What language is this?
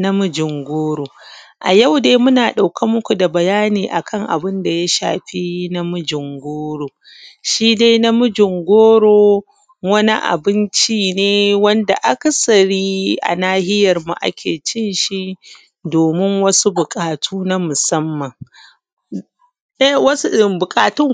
Hausa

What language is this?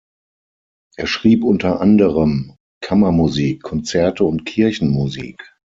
German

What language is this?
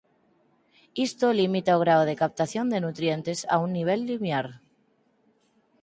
Galician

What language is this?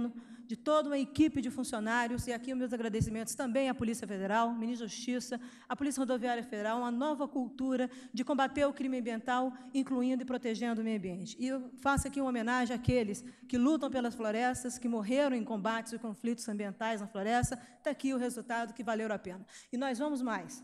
Portuguese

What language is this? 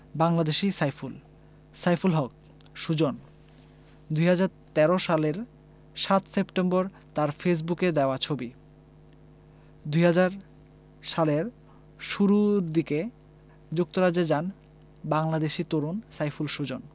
Bangla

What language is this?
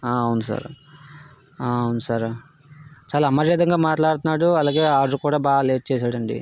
Telugu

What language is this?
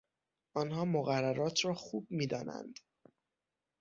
Persian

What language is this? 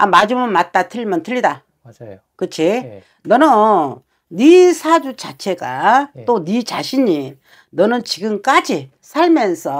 Korean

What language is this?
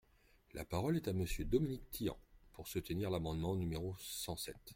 French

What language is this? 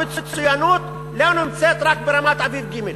Hebrew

